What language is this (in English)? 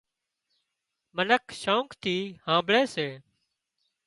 Wadiyara Koli